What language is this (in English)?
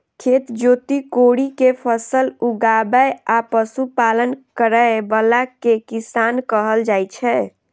Maithili